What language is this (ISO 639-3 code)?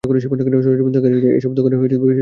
ben